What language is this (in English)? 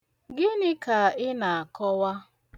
Igbo